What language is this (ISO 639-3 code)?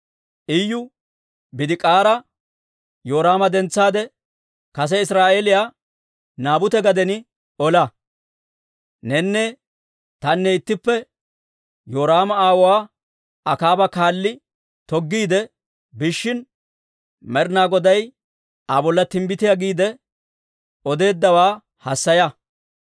dwr